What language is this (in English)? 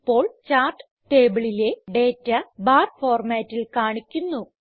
Malayalam